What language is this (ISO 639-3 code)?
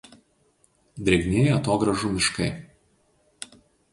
lit